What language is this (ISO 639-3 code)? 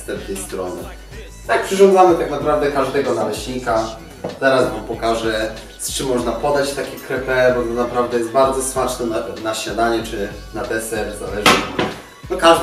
pol